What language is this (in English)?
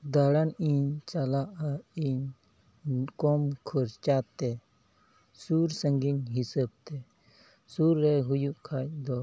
Santali